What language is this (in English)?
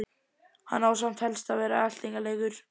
Icelandic